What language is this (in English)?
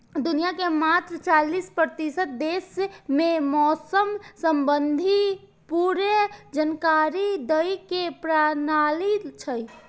Maithili